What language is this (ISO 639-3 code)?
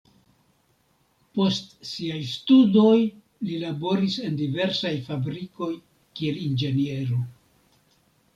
epo